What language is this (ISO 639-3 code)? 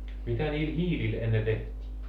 fin